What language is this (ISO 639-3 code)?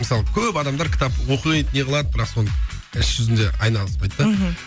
kaz